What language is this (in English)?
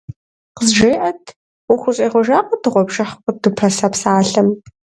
Kabardian